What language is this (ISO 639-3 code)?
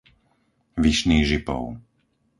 slk